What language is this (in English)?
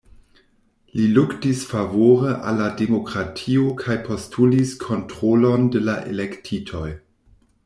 Esperanto